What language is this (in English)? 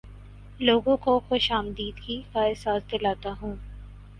Urdu